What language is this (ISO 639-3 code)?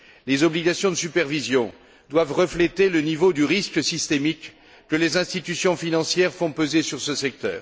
fra